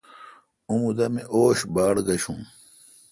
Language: Kalkoti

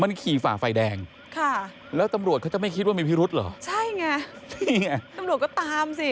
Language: Thai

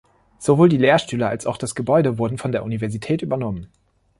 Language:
German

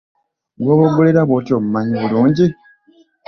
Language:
Ganda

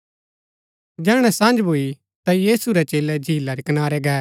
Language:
Gaddi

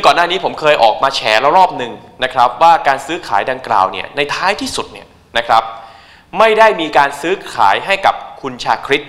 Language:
Thai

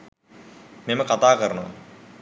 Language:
Sinhala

